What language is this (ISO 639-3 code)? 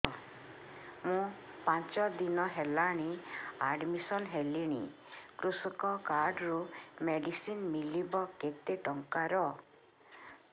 ori